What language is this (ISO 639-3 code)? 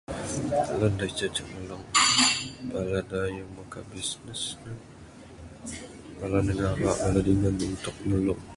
sdo